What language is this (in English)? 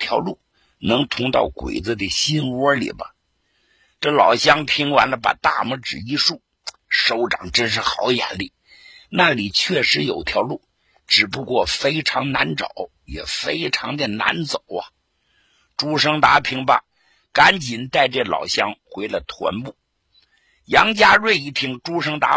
Chinese